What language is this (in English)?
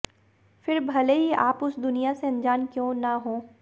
Hindi